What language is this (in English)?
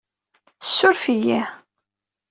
Kabyle